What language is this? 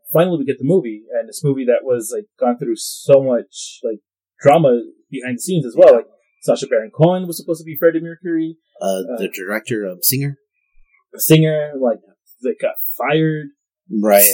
English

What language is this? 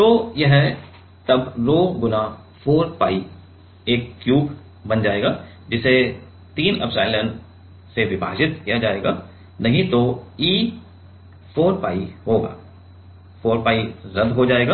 Hindi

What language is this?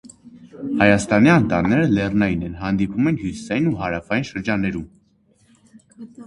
Armenian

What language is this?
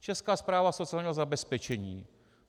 Czech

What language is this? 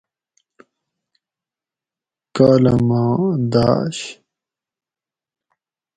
Gawri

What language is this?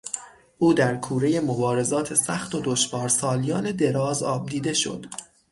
Persian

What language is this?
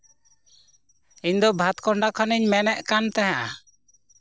Santali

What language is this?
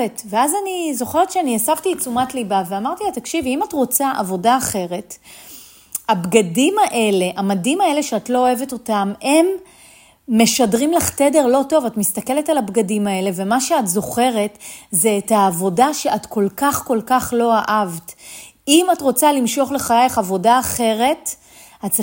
Hebrew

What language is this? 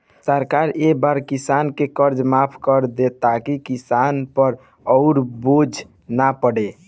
Bhojpuri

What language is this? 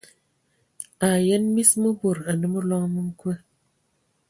Ewondo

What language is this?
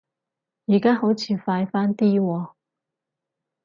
Cantonese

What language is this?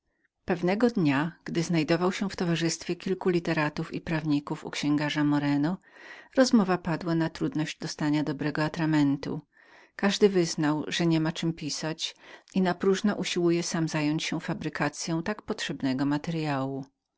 Polish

